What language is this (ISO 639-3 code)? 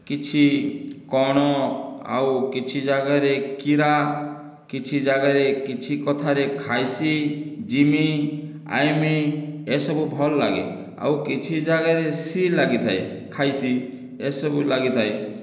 ori